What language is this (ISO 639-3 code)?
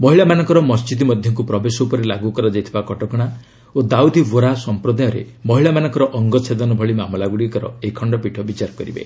ori